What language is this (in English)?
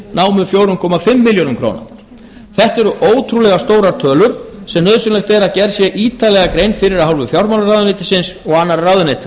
Icelandic